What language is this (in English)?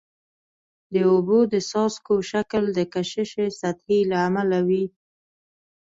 Pashto